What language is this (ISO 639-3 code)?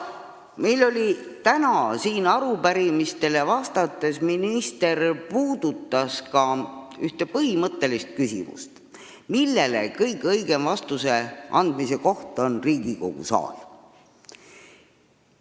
est